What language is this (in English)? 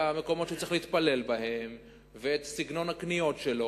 Hebrew